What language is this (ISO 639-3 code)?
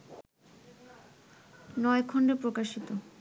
ben